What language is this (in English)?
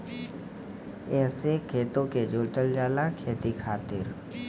Bhojpuri